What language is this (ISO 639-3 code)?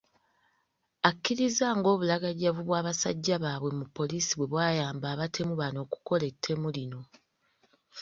lug